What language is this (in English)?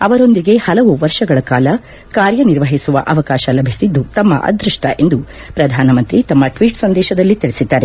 Kannada